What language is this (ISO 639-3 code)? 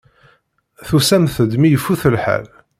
kab